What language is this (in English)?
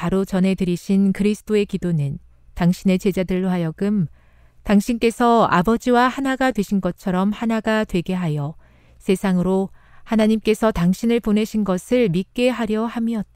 Korean